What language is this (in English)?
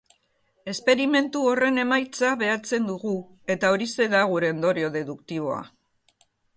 Basque